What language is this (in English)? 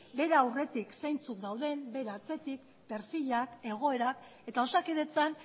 Basque